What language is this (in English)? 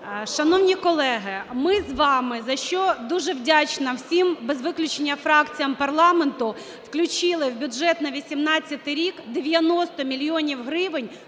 Ukrainian